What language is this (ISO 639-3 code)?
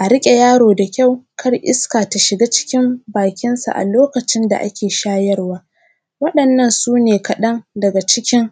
hau